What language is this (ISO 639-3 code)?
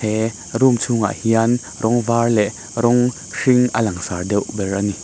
lus